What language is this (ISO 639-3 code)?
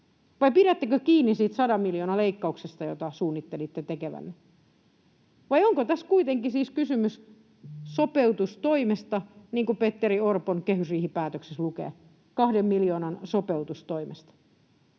fin